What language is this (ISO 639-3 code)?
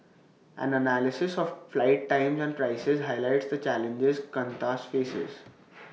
eng